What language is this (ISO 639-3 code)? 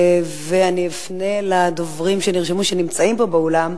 heb